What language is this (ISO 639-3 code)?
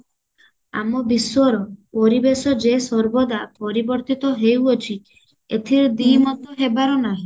ori